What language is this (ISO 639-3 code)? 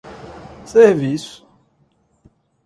por